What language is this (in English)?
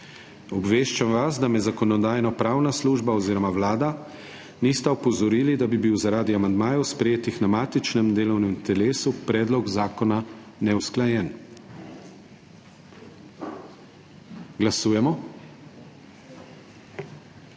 Slovenian